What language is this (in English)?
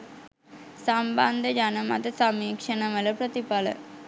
Sinhala